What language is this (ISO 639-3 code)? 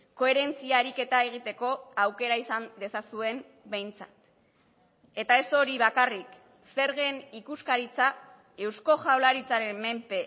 eus